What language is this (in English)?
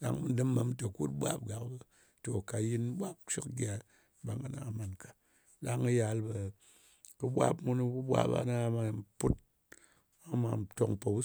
Ngas